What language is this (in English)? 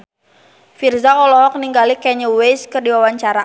Sundanese